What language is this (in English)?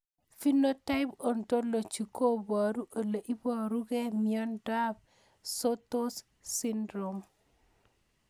Kalenjin